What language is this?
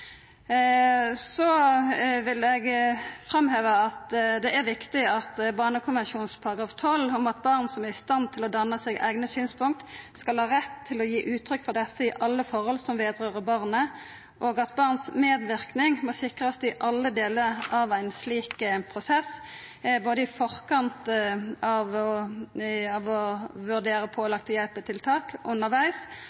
Norwegian Nynorsk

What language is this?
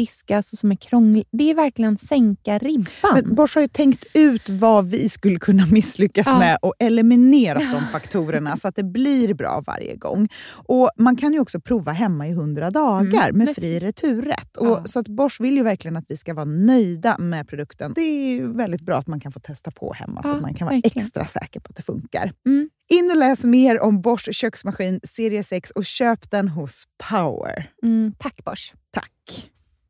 Swedish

